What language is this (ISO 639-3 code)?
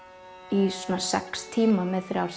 isl